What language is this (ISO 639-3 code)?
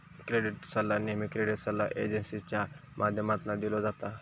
mar